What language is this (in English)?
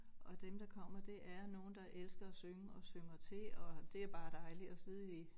Danish